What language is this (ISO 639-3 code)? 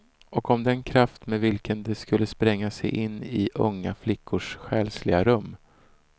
swe